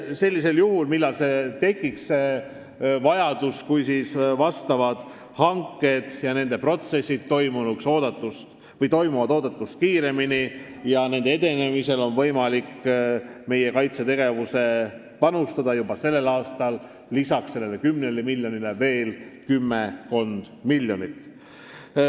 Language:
Estonian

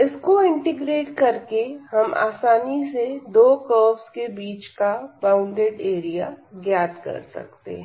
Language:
Hindi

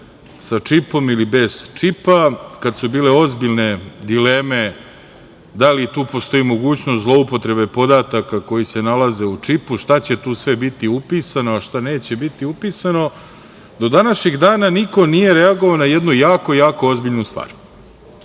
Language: Serbian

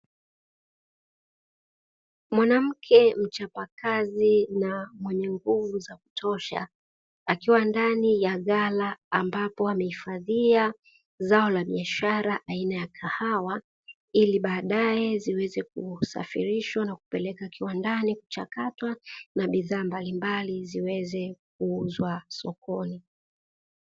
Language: Swahili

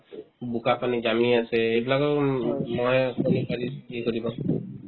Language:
Assamese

